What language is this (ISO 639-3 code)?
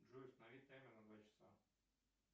rus